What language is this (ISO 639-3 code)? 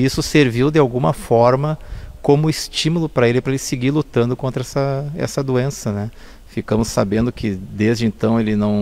por